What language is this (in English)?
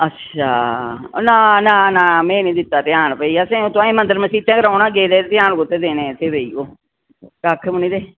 Dogri